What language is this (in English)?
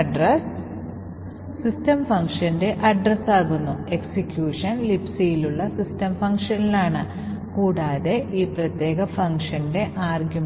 Malayalam